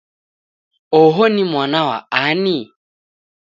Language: Taita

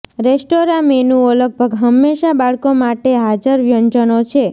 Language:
Gujarati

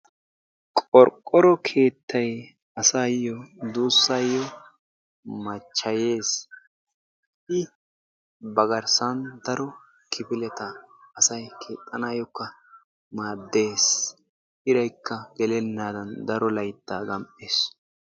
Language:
Wolaytta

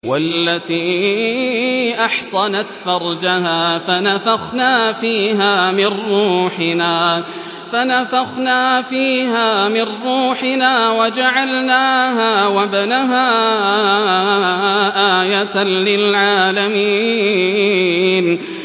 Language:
Arabic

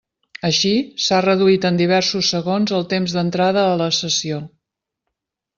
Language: Catalan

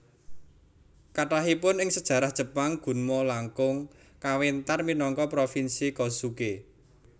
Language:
Javanese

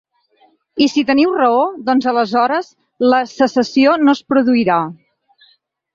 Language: Catalan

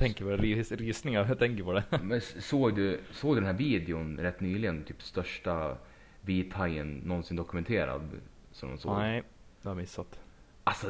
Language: Swedish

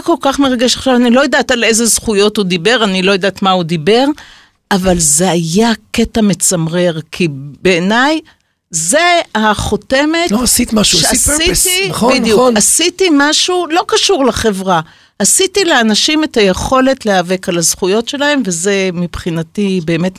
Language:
Hebrew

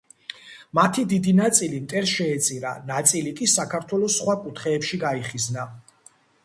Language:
Georgian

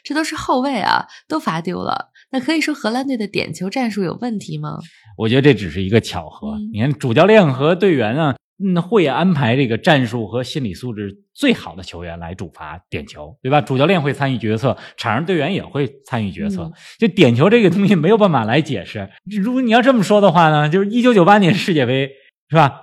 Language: Chinese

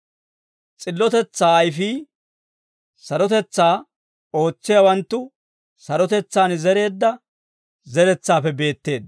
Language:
Dawro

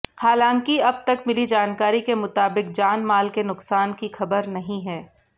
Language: Hindi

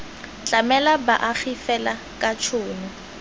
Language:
Tswana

